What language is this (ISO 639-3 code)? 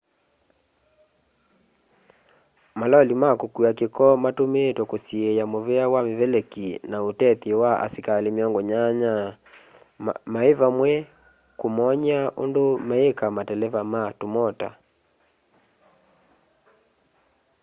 kam